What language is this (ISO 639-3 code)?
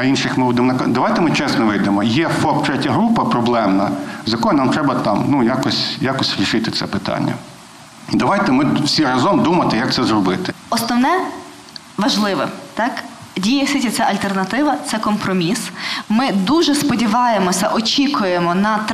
ukr